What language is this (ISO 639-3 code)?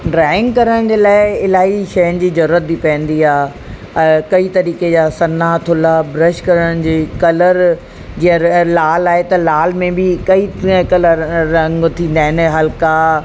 snd